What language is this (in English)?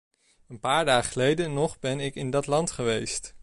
Dutch